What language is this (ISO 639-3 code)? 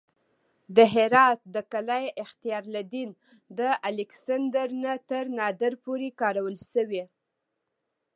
pus